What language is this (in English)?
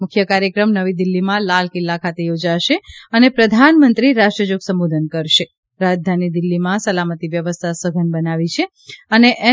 Gujarati